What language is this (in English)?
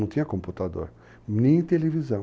Portuguese